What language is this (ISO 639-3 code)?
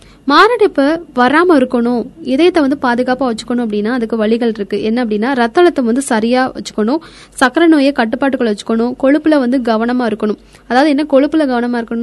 tam